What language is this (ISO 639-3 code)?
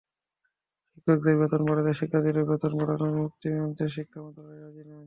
ben